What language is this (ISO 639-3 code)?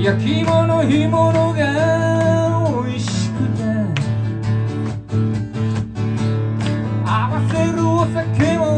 jpn